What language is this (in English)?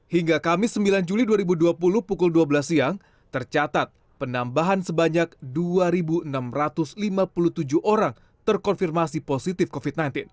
Indonesian